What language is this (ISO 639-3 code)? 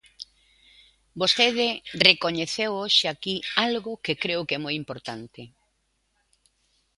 glg